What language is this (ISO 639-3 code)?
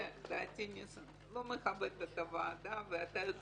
heb